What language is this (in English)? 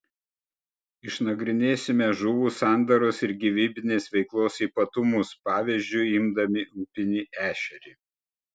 Lithuanian